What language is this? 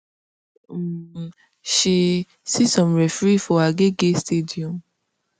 Nigerian Pidgin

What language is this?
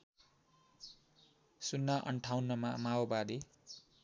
Nepali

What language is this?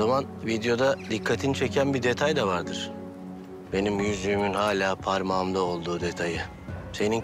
Turkish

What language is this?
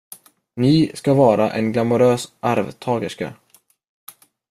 Swedish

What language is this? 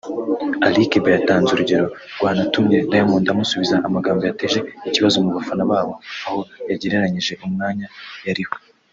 Kinyarwanda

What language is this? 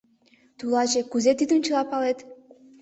Mari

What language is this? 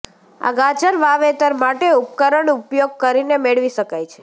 Gujarati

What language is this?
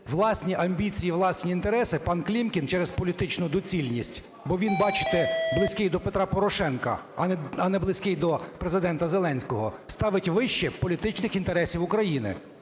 Ukrainian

